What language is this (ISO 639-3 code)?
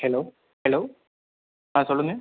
tam